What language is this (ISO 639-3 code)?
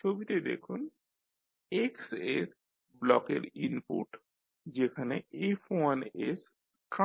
ben